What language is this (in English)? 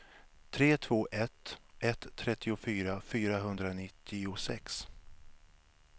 Swedish